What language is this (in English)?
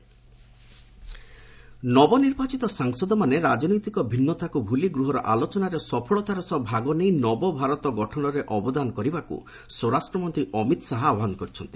Odia